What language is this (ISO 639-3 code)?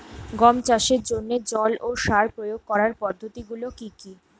ben